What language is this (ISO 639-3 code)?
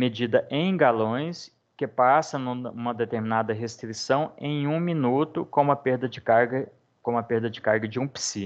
por